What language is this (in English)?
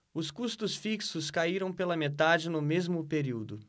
Portuguese